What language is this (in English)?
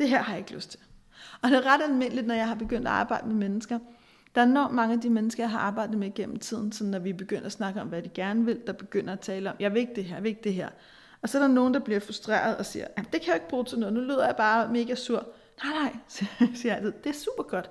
Danish